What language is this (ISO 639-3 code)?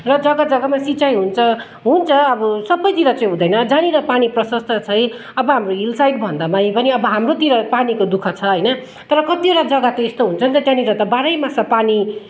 nep